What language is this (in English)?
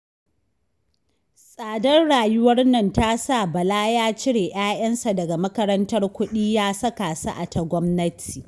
Hausa